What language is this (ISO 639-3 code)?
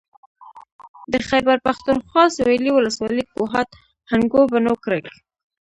pus